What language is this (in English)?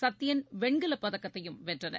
Tamil